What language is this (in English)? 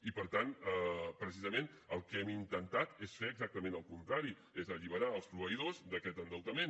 Catalan